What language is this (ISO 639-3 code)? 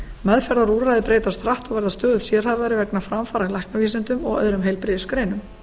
isl